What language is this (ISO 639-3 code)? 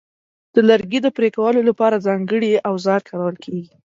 pus